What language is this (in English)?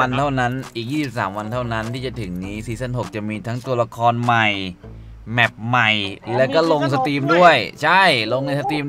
Thai